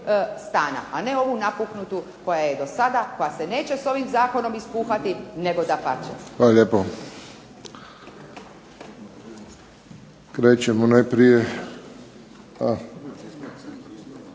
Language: Croatian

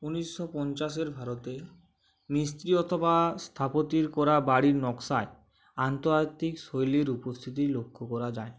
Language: Bangla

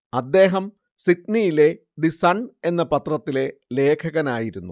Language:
Malayalam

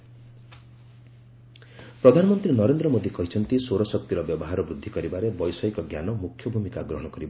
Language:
Odia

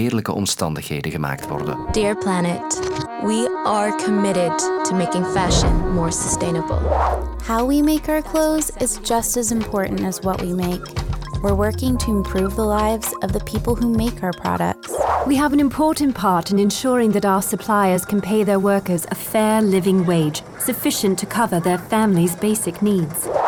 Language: Dutch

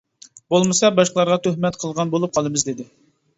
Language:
Uyghur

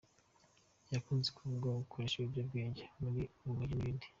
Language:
Kinyarwanda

